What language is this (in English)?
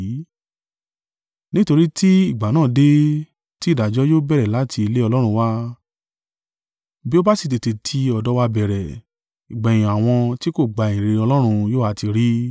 Yoruba